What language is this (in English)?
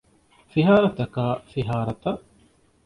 Divehi